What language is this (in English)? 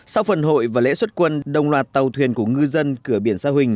Vietnamese